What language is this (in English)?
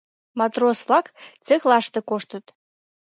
Mari